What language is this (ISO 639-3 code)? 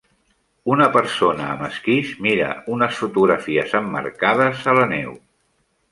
cat